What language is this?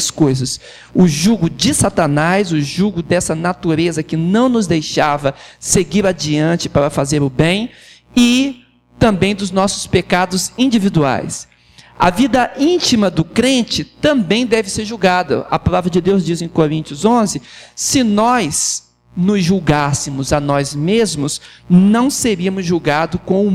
Portuguese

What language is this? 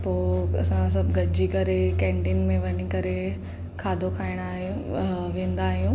Sindhi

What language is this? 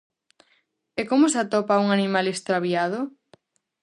Galician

